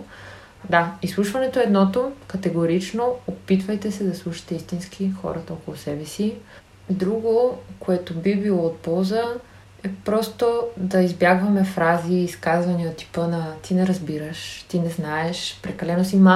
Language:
Bulgarian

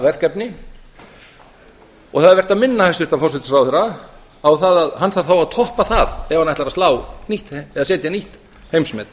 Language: Icelandic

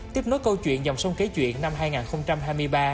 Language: Vietnamese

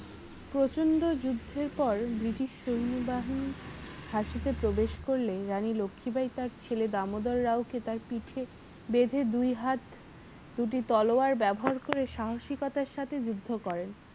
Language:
Bangla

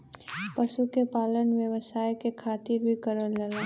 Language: Bhojpuri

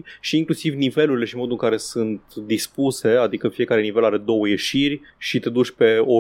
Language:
Romanian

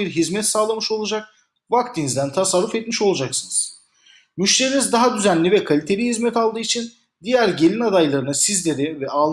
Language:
Turkish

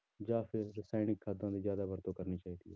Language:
Punjabi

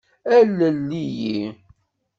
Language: Kabyle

